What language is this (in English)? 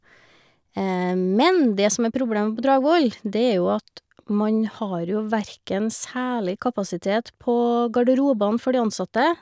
Norwegian